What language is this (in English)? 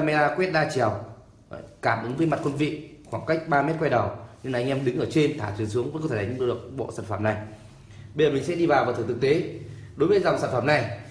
Vietnamese